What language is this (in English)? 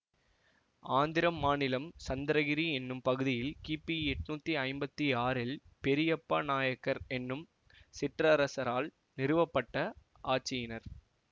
Tamil